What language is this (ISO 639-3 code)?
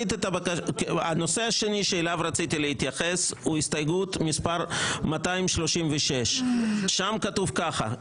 heb